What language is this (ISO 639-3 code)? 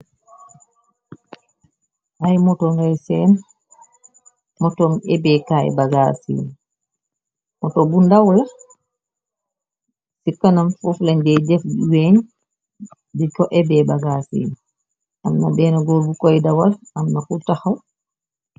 wol